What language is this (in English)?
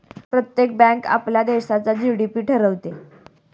Marathi